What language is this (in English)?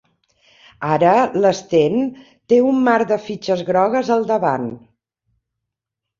Catalan